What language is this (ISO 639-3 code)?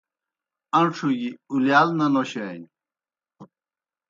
plk